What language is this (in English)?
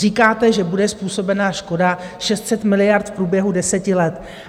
Czech